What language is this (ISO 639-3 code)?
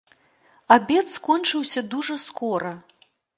bel